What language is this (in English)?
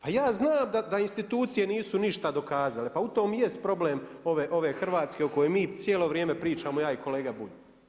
Croatian